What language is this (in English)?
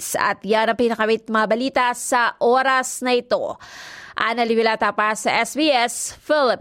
Filipino